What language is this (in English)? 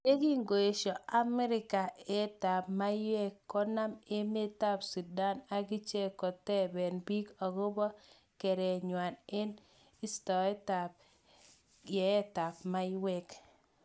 Kalenjin